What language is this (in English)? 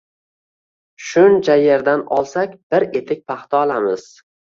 Uzbek